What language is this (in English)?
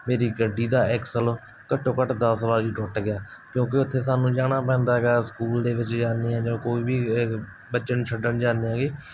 Punjabi